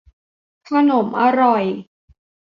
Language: Thai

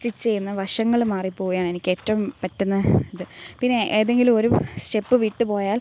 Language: Malayalam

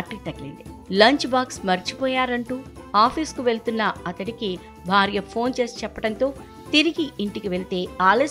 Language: Telugu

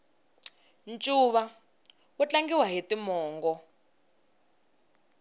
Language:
Tsonga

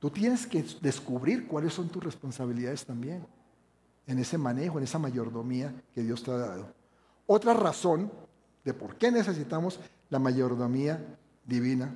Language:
Spanish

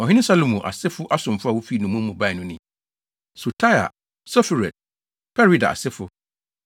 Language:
Akan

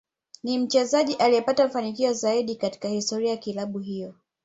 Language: Swahili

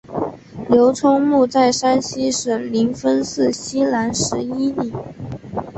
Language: Chinese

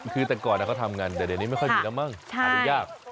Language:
Thai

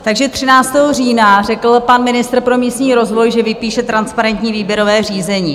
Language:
Czech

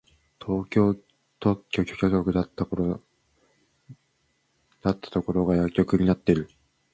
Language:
Japanese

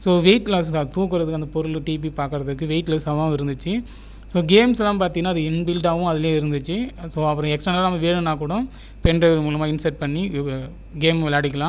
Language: Tamil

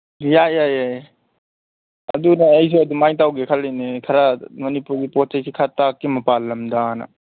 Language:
Manipuri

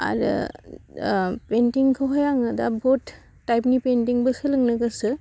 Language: Bodo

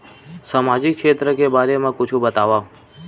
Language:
Chhattisgarhi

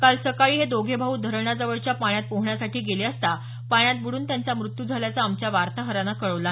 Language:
Marathi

